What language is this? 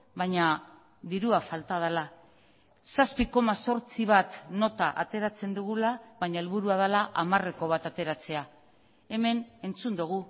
Basque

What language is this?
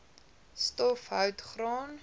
Afrikaans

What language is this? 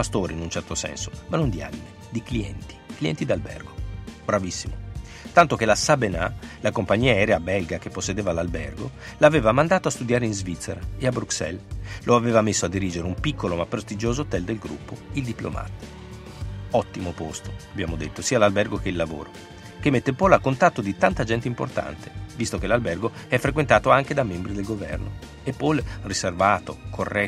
Italian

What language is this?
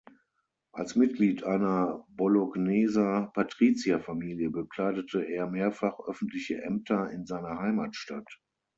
German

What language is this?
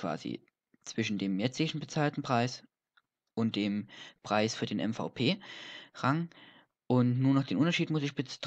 German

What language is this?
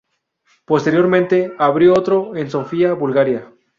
Spanish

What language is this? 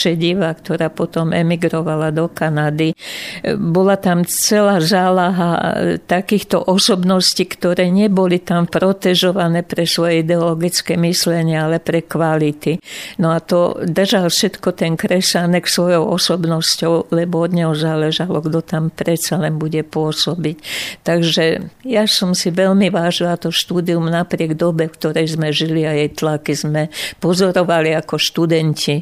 Slovak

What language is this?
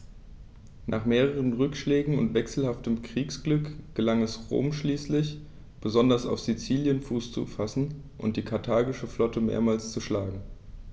German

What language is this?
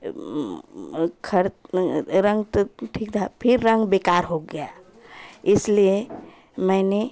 Hindi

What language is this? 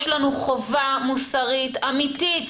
Hebrew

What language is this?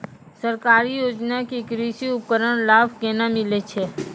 Maithili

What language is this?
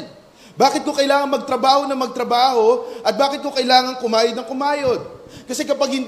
Filipino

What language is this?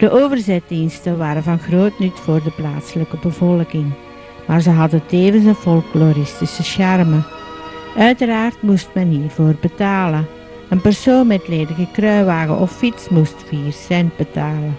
Dutch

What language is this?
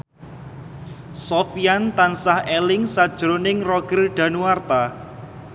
Javanese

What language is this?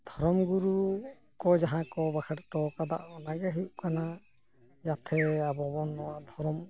Santali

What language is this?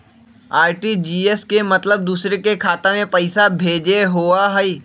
Magahi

